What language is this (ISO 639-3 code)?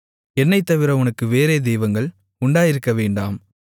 tam